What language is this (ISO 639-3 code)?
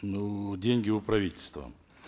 kaz